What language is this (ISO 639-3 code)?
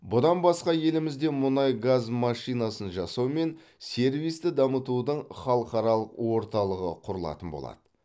kaz